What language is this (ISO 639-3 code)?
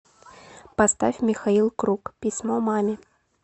rus